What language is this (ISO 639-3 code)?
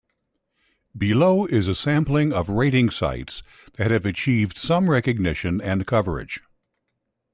eng